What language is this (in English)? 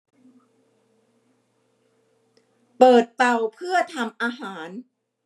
Thai